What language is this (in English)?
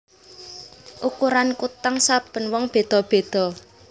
Javanese